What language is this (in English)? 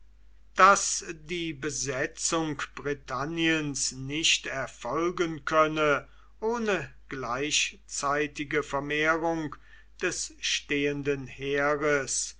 German